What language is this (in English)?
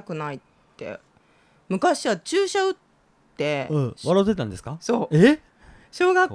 Japanese